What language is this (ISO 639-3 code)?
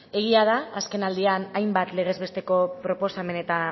eus